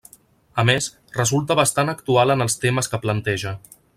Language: Catalan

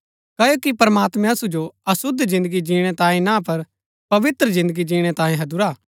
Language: Gaddi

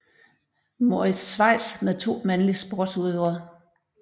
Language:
Danish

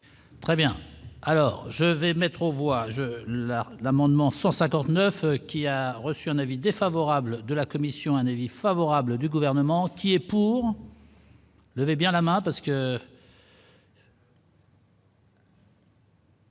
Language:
French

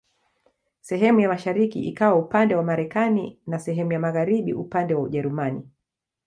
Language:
Swahili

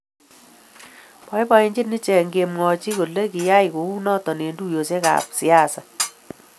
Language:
Kalenjin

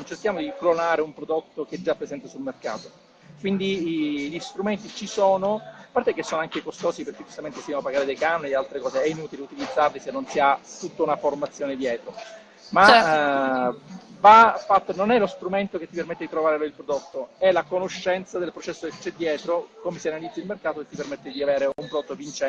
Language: Italian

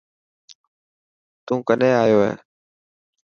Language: Dhatki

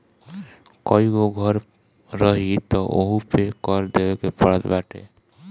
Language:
Bhojpuri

